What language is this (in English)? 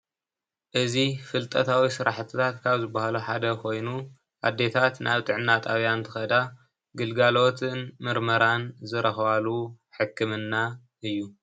Tigrinya